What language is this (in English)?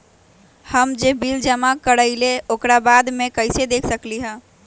Magahi